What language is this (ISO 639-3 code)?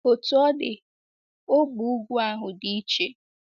ibo